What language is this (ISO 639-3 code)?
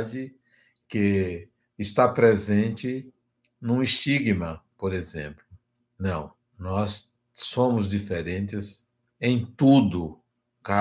por